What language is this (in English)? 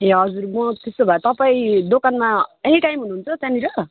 Nepali